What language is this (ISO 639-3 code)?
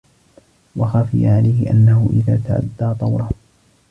ara